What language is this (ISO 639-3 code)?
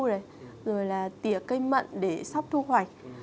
vie